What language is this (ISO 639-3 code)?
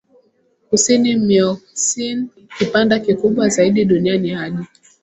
swa